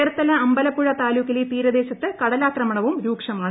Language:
Malayalam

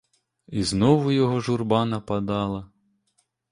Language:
Ukrainian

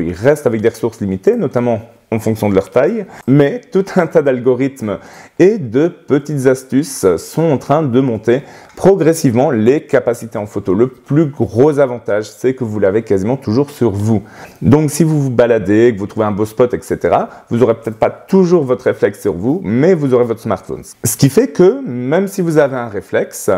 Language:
French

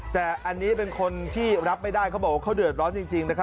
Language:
Thai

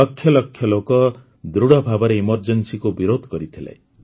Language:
Odia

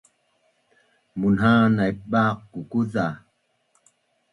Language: Bunun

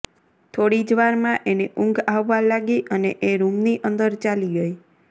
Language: Gujarati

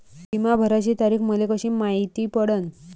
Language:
Marathi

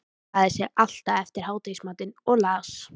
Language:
Icelandic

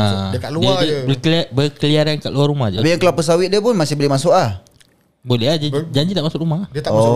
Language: Malay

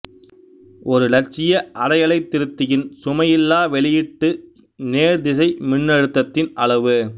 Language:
Tamil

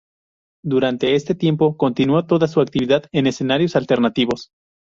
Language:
Spanish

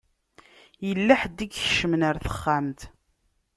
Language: Kabyle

